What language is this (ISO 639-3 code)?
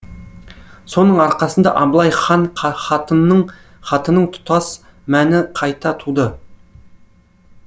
kaz